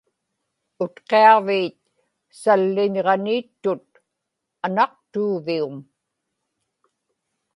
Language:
Inupiaq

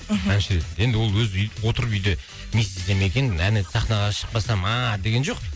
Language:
Kazakh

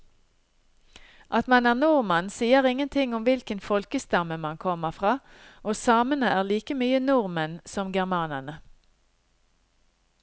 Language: Norwegian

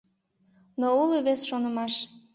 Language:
Mari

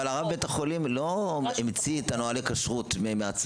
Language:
Hebrew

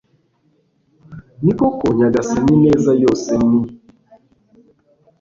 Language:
Kinyarwanda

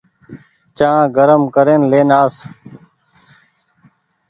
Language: Goaria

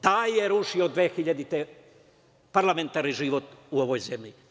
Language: Serbian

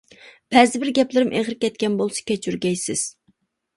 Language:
Uyghur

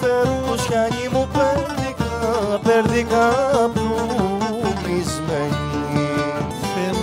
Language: Greek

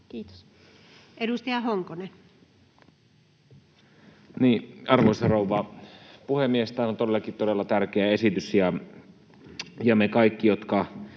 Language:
Finnish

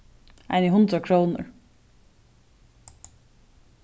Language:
Faroese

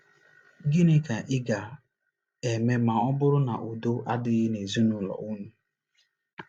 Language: Igbo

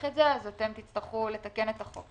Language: Hebrew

